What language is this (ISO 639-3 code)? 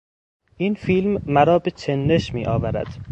fas